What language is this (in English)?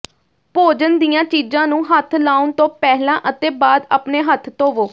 Punjabi